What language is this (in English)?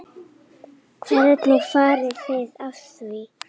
Icelandic